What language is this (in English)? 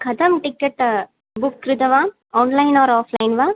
Sanskrit